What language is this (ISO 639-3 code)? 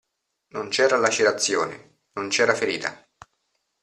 ita